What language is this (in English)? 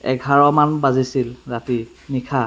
Assamese